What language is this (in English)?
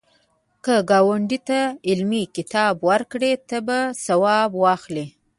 Pashto